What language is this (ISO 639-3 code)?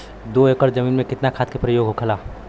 bho